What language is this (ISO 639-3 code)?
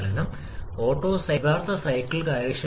mal